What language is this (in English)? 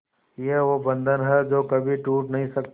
Hindi